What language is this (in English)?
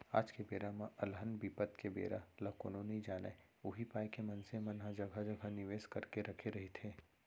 Chhattisgarhi